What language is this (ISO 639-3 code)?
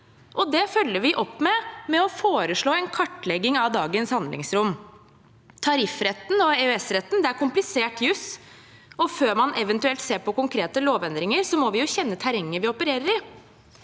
nor